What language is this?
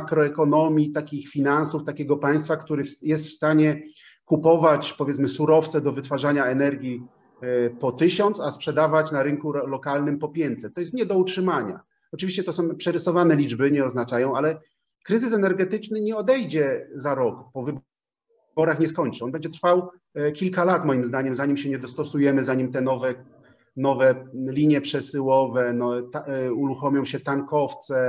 Polish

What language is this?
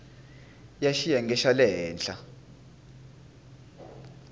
Tsonga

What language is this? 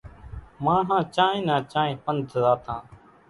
Kachi Koli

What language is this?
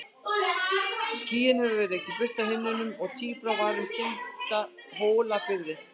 Icelandic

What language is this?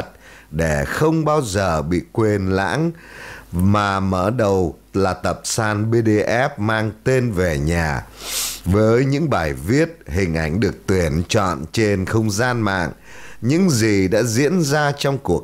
Vietnamese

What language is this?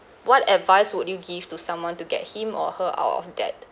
English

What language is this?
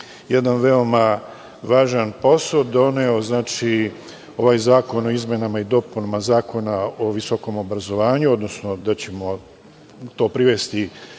Serbian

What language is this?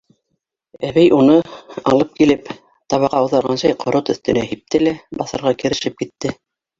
Bashkir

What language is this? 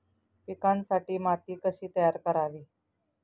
Marathi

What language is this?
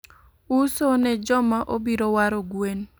Luo (Kenya and Tanzania)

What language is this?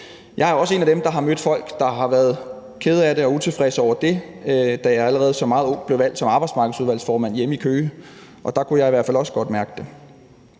Danish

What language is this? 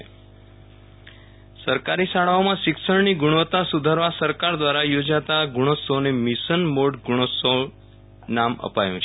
Gujarati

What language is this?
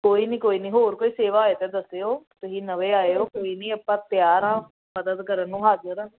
Punjabi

